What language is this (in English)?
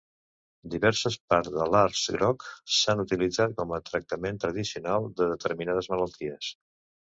Catalan